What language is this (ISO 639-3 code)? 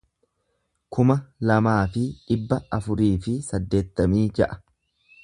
orm